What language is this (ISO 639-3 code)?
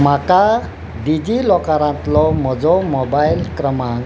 kok